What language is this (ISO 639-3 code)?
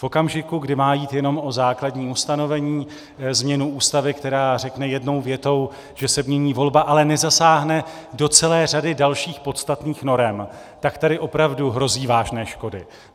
ces